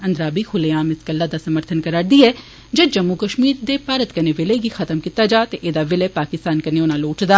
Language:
Dogri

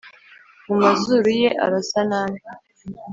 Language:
Kinyarwanda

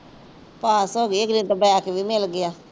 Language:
Punjabi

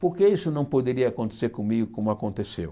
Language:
Portuguese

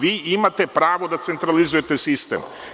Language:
Serbian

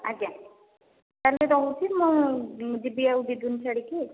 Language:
Odia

